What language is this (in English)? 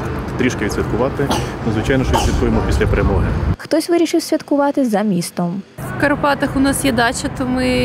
Ukrainian